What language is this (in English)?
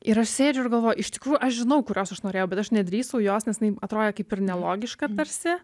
Lithuanian